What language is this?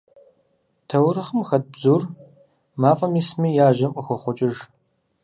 Kabardian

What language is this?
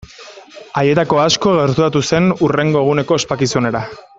Basque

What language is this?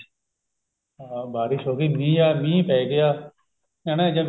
Punjabi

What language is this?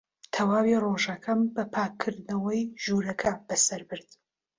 Central Kurdish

